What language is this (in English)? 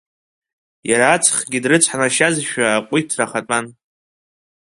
Abkhazian